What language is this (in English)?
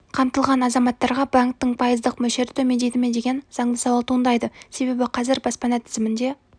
Kazakh